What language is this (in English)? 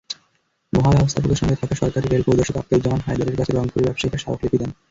Bangla